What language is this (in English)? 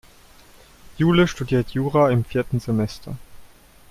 German